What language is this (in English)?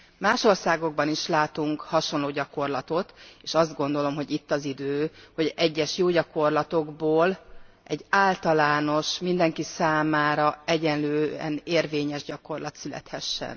Hungarian